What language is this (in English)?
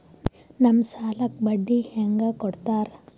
Kannada